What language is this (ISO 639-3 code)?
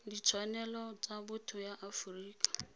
tsn